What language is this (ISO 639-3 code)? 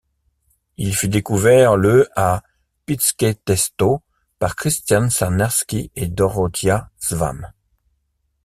fra